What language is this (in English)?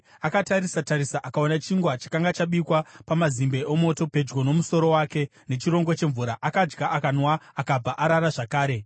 Shona